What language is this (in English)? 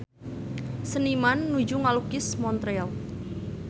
Sundanese